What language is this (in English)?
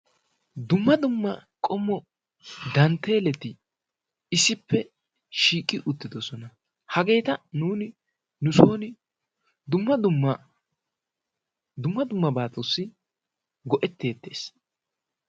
Wolaytta